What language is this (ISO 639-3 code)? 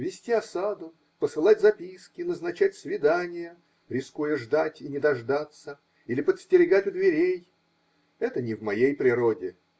rus